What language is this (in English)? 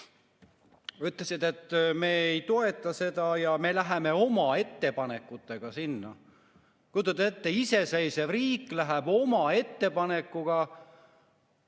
Estonian